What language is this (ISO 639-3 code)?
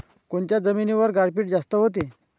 mar